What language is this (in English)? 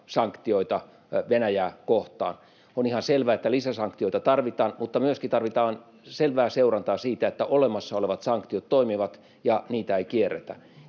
Finnish